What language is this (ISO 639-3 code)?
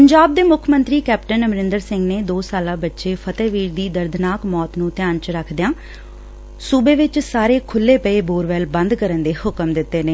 pan